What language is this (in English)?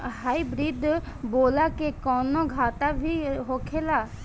Bhojpuri